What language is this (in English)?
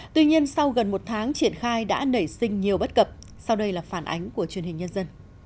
Vietnamese